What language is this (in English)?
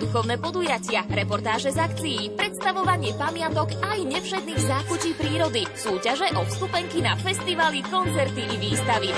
Slovak